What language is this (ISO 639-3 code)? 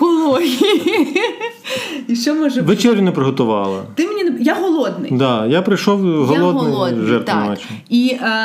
ukr